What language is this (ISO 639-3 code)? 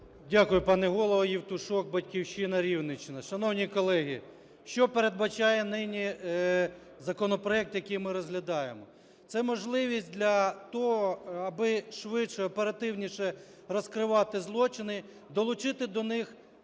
ukr